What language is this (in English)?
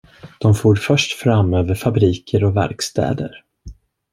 Swedish